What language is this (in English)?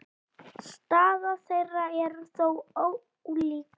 Icelandic